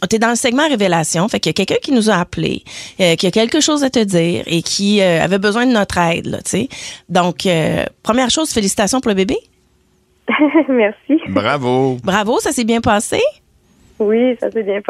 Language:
French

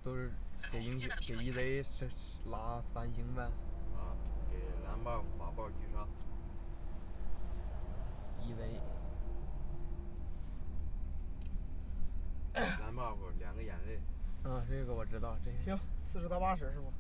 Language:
Chinese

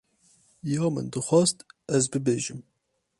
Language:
Kurdish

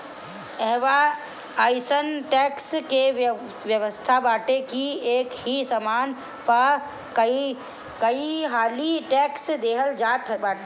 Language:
Bhojpuri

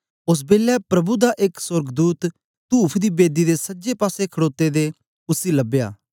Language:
Dogri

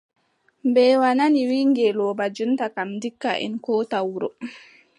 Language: Adamawa Fulfulde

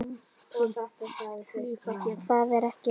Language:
Icelandic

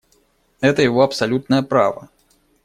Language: Russian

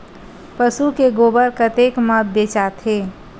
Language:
Chhattisgarhi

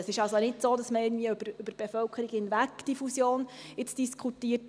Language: Swiss German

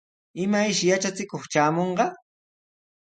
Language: Sihuas Ancash Quechua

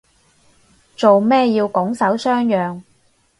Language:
Cantonese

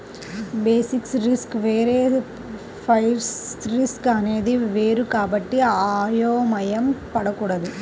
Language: Telugu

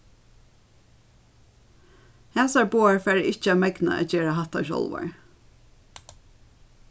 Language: Faroese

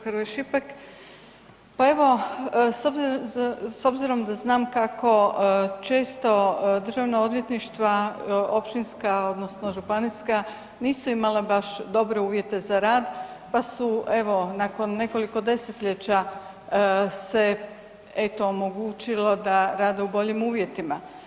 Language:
Croatian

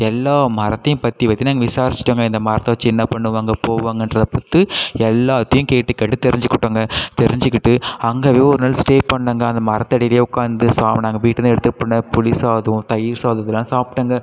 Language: Tamil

